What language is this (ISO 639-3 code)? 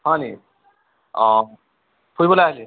asm